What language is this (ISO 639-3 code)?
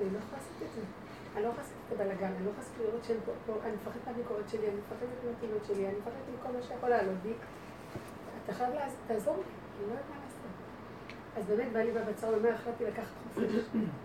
heb